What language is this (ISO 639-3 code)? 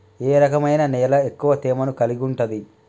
tel